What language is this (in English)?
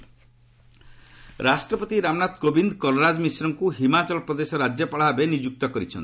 Odia